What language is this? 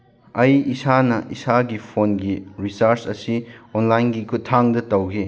Manipuri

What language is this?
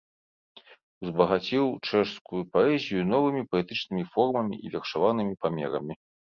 Belarusian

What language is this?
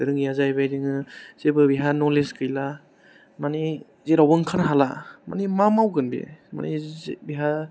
Bodo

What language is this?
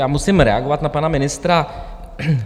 Czech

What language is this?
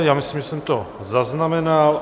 Czech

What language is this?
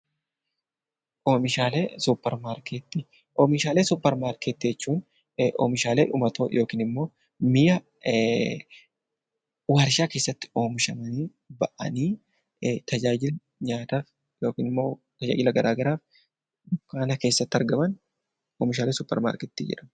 Oromo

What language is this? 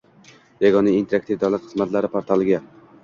Uzbek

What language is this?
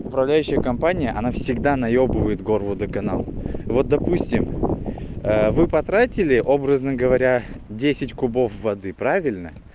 Russian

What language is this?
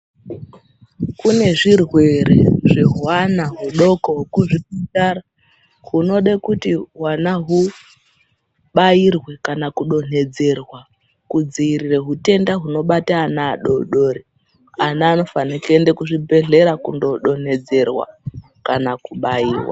Ndau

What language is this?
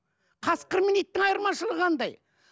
Kazakh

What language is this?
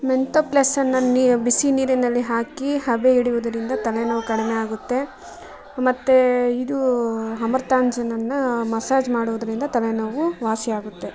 Kannada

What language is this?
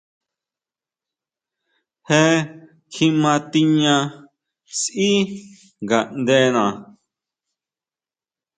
Huautla Mazatec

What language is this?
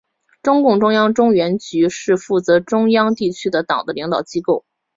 Chinese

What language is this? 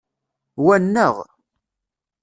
Kabyle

